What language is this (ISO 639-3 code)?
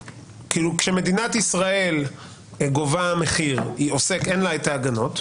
heb